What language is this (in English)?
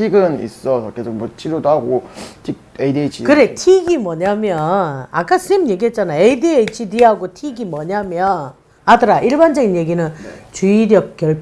Korean